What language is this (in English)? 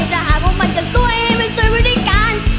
Thai